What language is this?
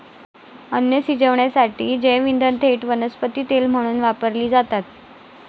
Marathi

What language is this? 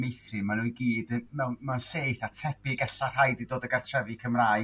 Welsh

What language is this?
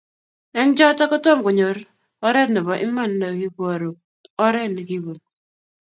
Kalenjin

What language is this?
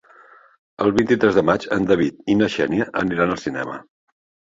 Catalan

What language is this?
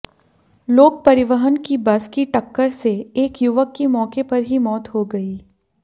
Hindi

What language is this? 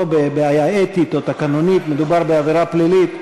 Hebrew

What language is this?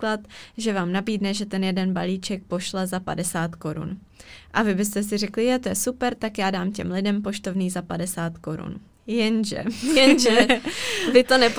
Czech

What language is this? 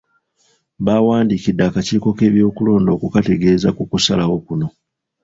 Ganda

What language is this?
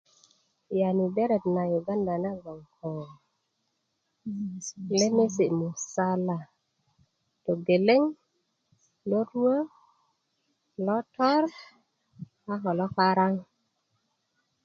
Kuku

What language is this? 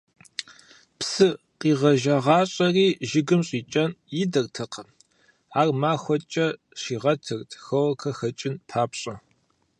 Kabardian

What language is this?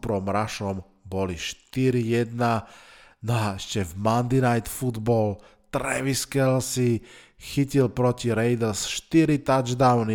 Slovak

